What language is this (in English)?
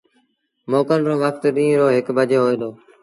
Sindhi Bhil